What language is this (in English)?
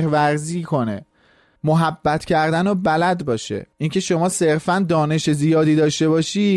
Persian